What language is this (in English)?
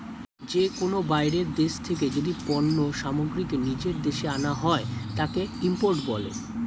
Bangla